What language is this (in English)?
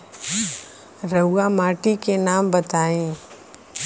Bhojpuri